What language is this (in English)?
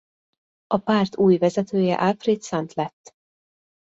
Hungarian